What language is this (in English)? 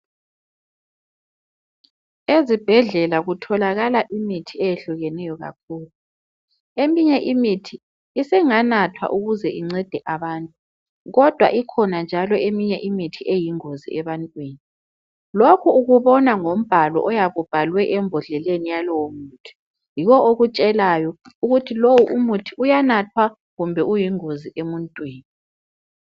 North Ndebele